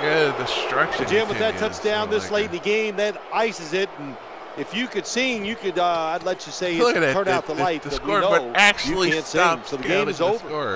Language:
English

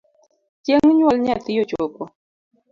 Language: Luo (Kenya and Tanzania)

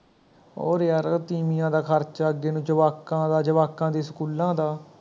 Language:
Punjabi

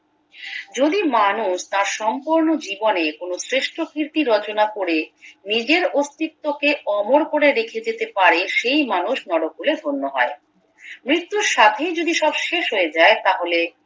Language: Bangla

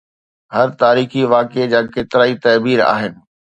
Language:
Sindhi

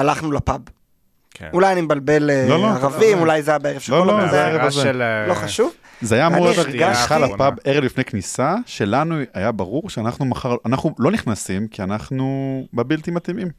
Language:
Hebrew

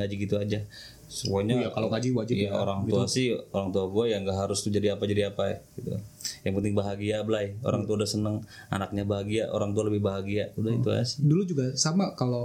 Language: Indonesian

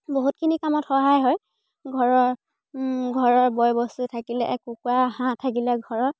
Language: Assamese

